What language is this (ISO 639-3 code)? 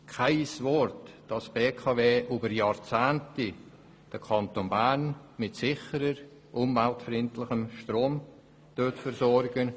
gsw